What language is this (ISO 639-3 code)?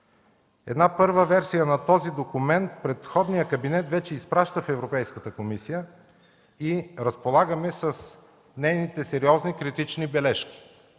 bul